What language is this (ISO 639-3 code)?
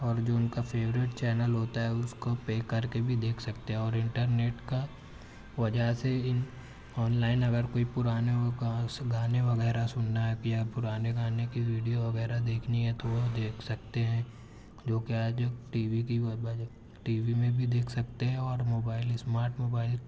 urd